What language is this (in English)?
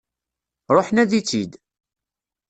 Kabyle